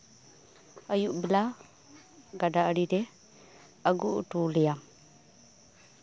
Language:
Santali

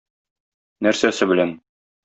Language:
Tatar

